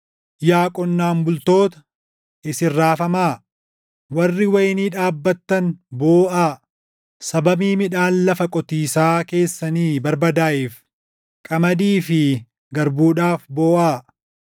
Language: Oromo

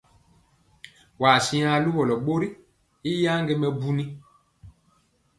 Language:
Mpiemo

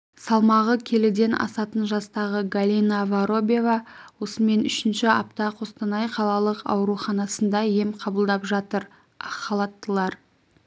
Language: Kazakh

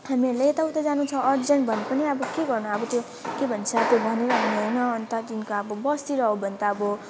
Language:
Nepali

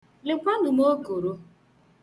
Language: Igbo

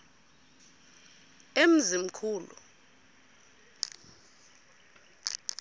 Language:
Xhosa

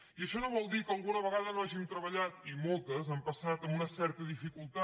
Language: Catalan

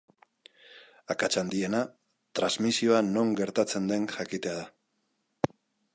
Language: Basque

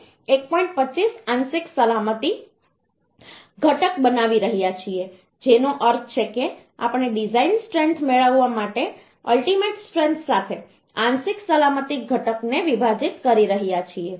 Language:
Gujarati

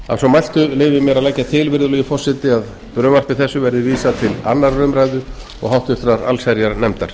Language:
Icelandic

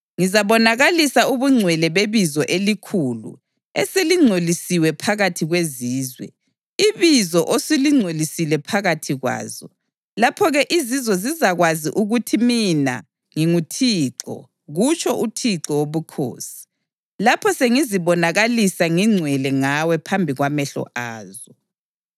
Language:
North Ndebele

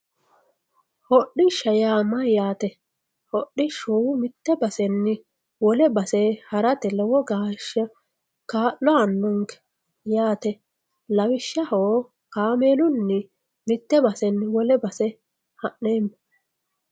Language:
Sidamo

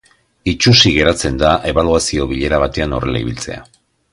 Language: Basque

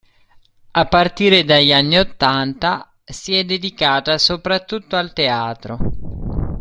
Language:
Italian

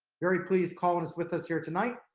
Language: English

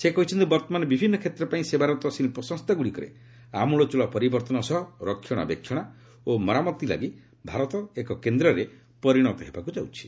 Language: Odia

